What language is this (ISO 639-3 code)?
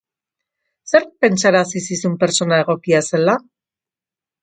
eus